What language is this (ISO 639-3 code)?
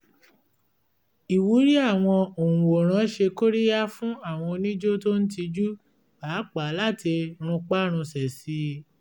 yor